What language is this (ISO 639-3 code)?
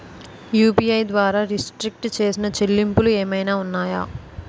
tel